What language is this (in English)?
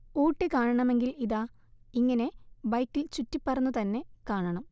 Malayalam